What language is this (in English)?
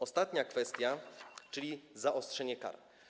Polish